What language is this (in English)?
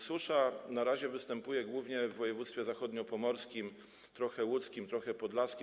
Polish